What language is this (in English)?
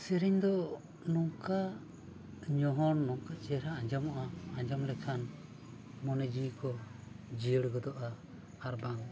Santali